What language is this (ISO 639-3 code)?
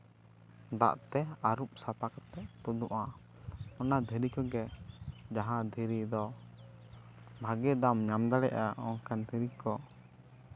sat